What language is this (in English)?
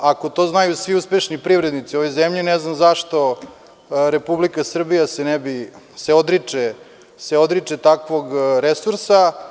Serbian